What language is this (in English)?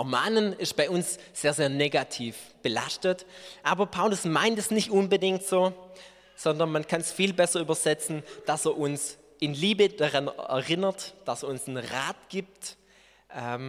German